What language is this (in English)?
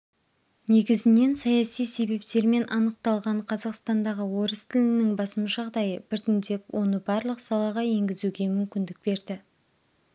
Kazakh